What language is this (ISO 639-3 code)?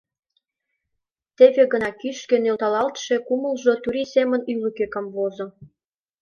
chm